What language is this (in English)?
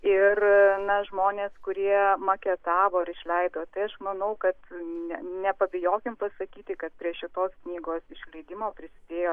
Lithuanian